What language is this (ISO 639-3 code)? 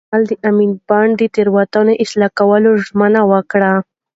pus